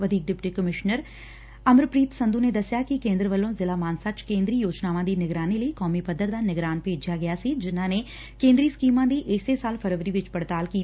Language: Punjabi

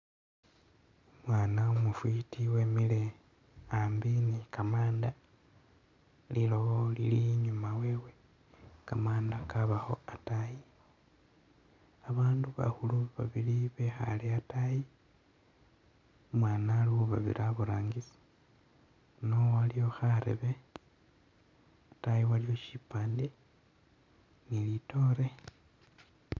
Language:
Masaaba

